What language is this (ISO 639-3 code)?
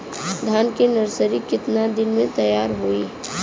bho